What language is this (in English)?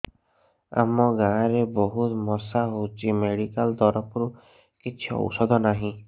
Odia